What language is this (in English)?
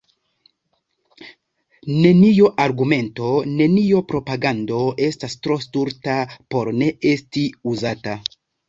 Esperanto